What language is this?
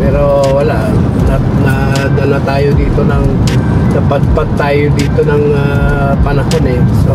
Filipino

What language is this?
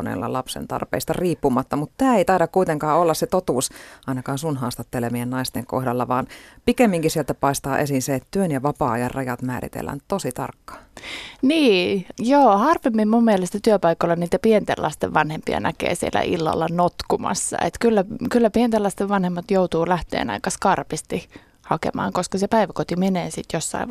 Finnish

